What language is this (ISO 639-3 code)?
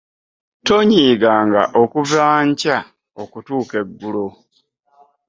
lug